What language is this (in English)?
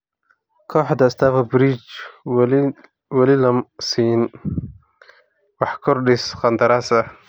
Somali